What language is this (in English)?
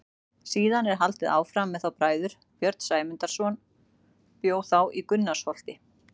Icelandic